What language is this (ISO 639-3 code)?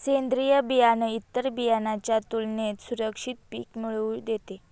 mar